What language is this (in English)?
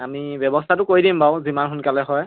Assamese